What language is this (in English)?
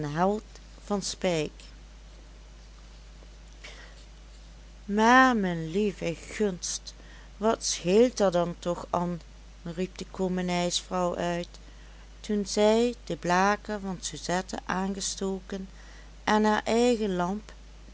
Dutch